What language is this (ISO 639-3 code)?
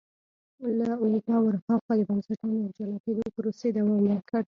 pus